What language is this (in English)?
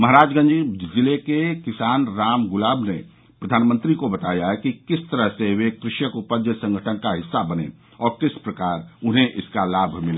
Hindi